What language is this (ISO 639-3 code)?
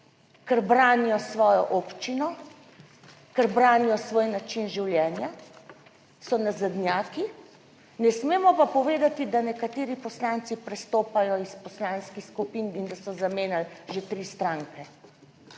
slv